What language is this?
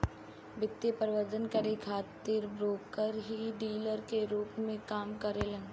Bhojpuri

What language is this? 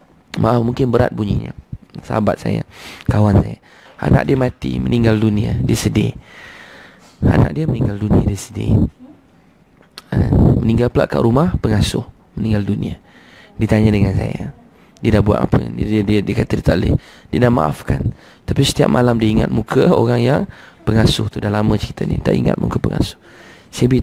Malay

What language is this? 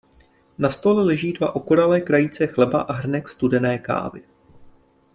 Czech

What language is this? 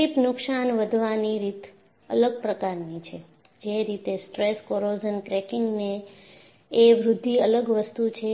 Gujarati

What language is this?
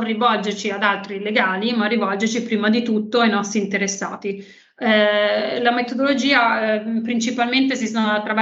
Italian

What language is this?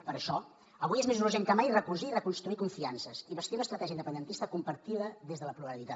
Catalan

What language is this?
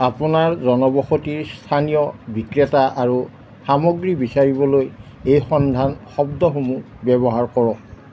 Assamese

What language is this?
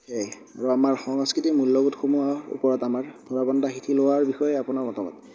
Assamese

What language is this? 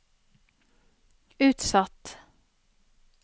Norwegian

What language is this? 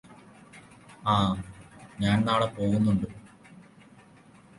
Malayalam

